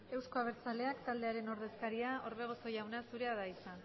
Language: Basque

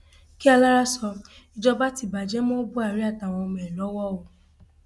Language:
Yoruba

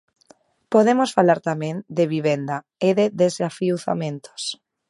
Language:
Galician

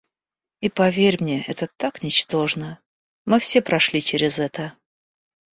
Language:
Russian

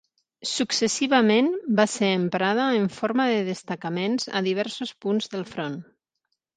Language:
Catalan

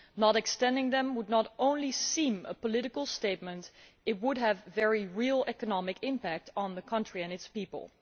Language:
English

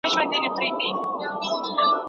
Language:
Pashto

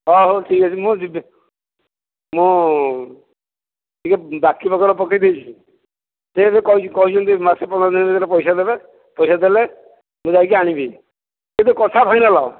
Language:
Odia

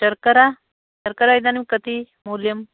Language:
Sanskrit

